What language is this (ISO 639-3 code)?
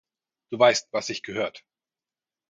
deu